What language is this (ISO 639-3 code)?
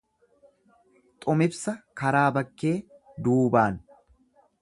orm